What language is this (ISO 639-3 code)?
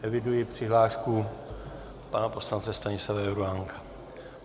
ces